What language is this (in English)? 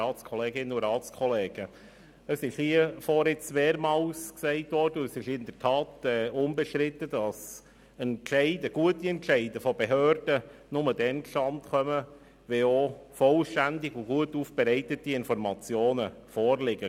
Swiss German